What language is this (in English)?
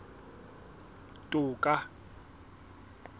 Southern Sotho